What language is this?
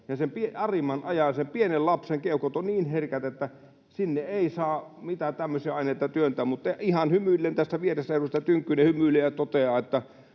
Finnish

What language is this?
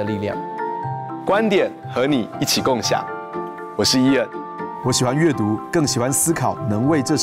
Chinese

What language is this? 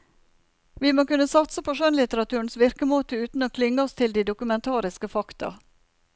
Norwegian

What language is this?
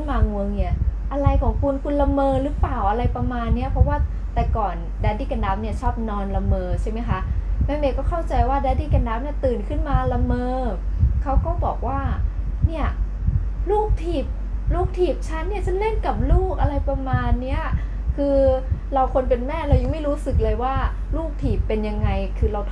Thai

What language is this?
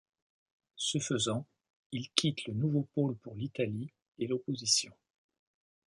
French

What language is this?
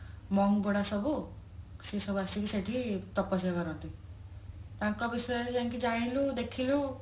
Odia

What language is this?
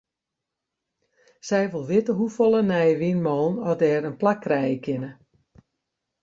Western Frisian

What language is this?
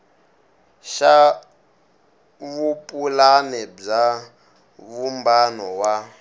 Tsonga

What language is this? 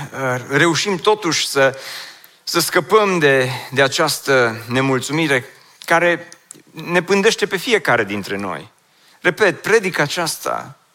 Romanian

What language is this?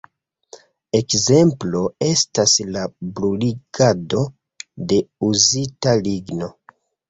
Esperanto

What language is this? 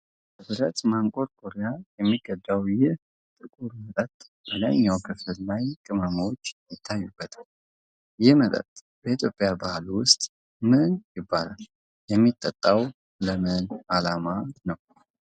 Amharic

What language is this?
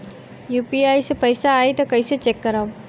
Bhojpuri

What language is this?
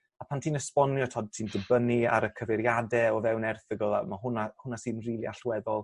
Welsh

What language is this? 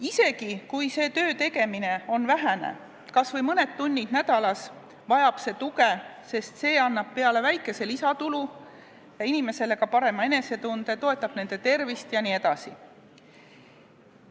Estonian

